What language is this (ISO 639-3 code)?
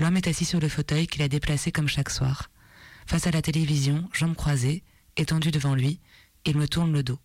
fra